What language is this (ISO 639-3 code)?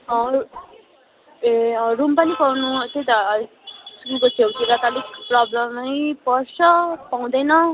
nep